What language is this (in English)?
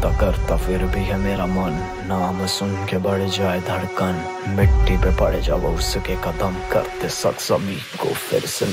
Arabic